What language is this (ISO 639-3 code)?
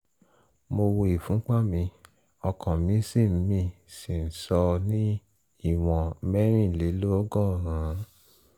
yor